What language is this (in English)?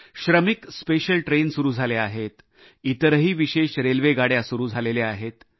Marathi